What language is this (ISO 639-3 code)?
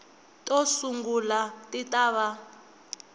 tso